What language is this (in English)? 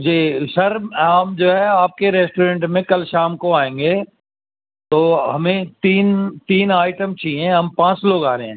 Urdu